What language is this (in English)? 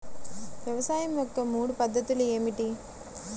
Telugu